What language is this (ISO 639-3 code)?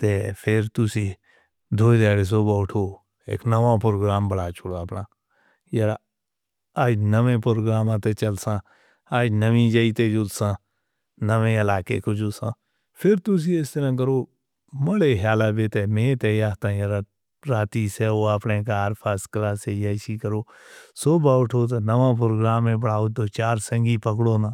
hno